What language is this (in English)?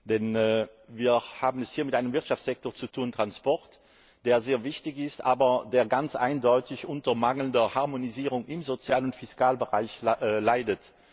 German